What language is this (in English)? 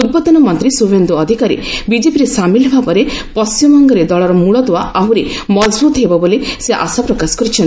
Odia